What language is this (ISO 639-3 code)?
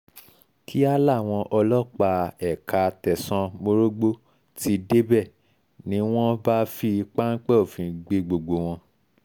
yor